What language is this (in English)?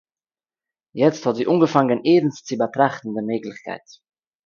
Yiddish